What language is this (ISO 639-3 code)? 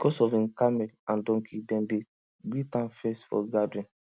pcm